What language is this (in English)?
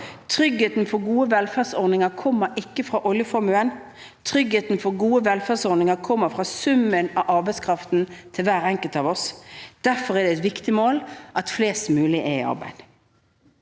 Norwegian